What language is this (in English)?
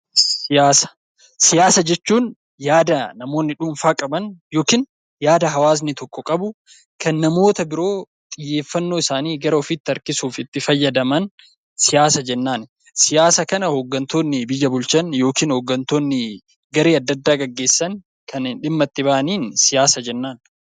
Oromo